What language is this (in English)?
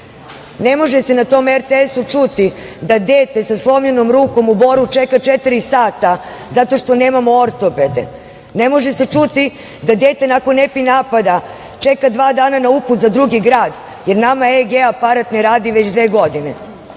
Serbian